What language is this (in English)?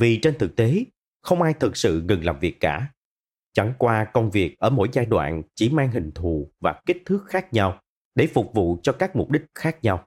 Vietnamese